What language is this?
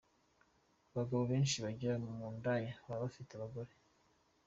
Kinyarwanda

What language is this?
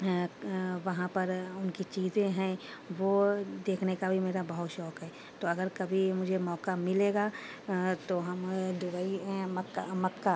Urdu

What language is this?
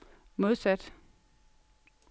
Danish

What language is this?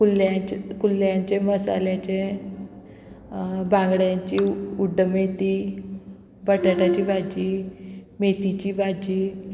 Konkani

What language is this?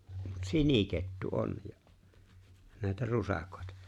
Finnish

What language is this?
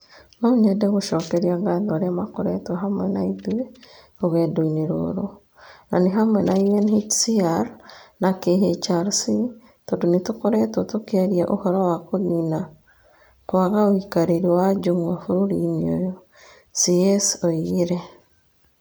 Kikuyu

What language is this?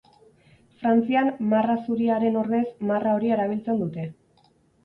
Basque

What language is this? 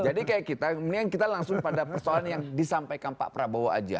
Indonesian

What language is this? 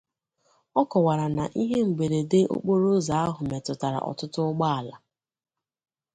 Igbo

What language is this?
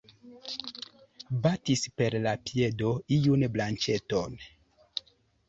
Esperanto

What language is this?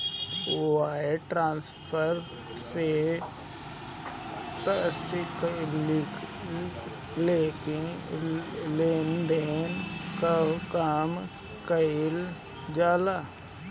Bhojpuri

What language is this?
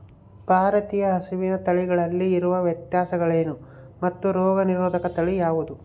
Kannada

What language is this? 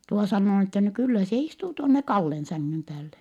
Finnish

